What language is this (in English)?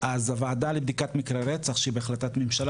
Hebrew